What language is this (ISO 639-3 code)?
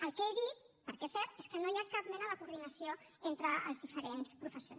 cat